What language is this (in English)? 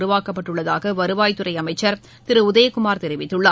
Tamil